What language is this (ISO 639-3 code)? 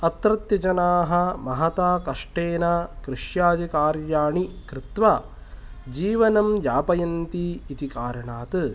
san